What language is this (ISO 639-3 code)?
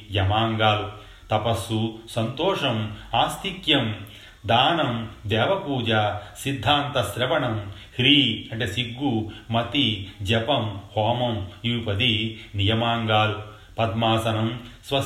tel